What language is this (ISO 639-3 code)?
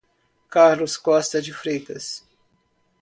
por